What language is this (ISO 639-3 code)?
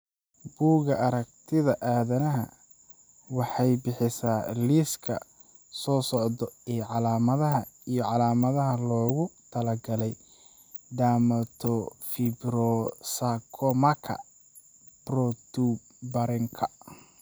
som